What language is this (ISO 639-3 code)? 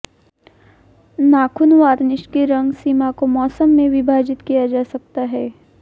hin